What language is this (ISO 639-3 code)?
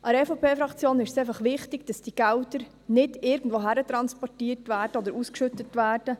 gsw